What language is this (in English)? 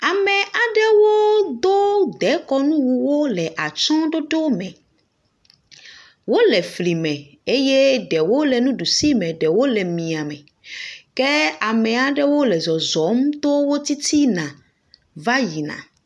Ewe